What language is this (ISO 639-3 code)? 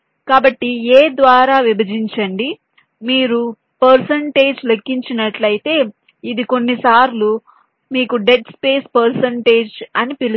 tel